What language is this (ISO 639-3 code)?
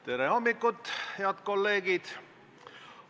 est